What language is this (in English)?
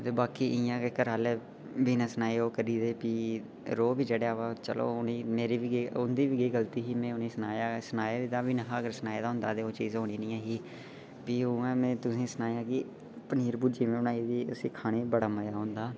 Dogri